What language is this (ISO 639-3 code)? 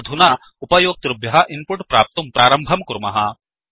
san